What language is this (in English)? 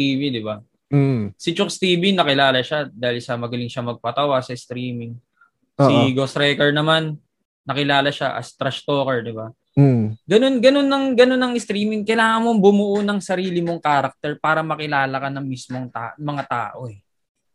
Filipino